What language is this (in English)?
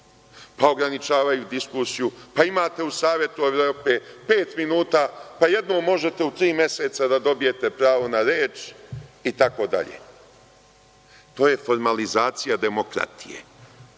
Serbian